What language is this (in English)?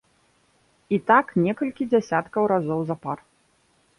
Belarusian